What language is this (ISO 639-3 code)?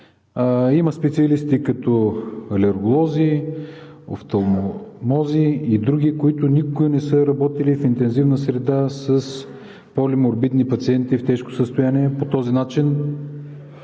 bul